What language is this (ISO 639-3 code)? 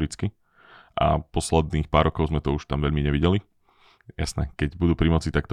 slk